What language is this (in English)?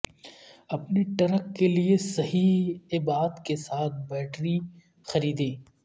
Urdu